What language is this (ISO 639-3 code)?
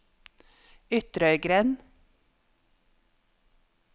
nor